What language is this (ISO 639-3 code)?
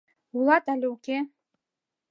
chm